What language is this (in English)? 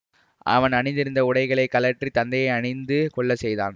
Tamil